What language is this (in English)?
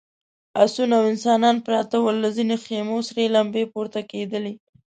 Pashto